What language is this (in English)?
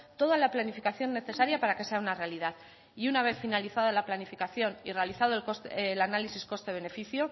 Spanish